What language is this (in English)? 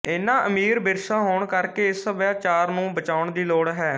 Punjabi